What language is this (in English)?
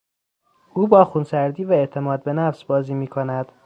Persian